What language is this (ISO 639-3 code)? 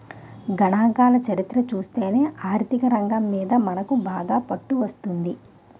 tel